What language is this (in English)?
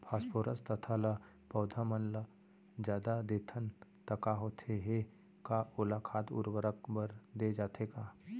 Chhattisgarhi